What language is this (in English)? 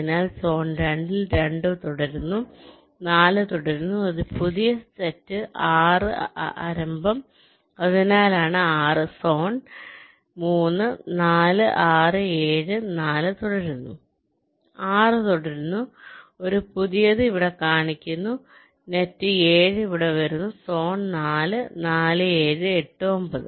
Malayalam